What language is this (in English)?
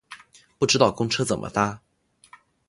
Chinese